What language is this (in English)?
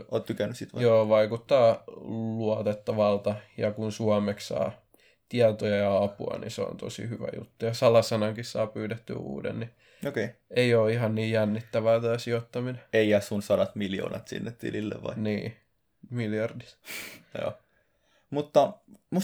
Finnish